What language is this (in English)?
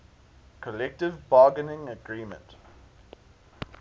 English